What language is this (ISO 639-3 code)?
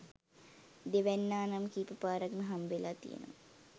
sin